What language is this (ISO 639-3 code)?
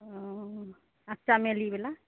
mai